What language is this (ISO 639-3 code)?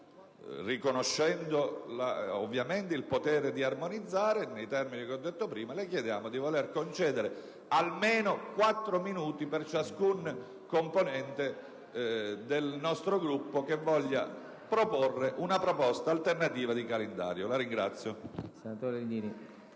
ita